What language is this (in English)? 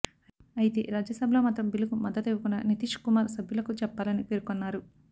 Telugu